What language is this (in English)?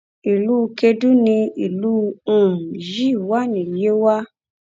Yoruba